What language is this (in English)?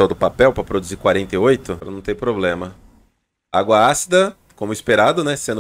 Portuguese